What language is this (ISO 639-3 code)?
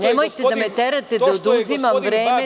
srp